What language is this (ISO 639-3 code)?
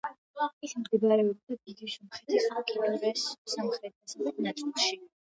kat